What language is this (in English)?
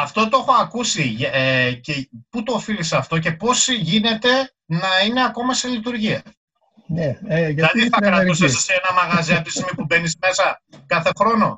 Greek